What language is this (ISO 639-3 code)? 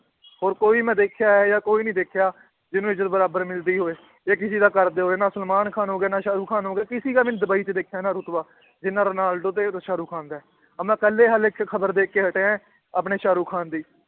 pan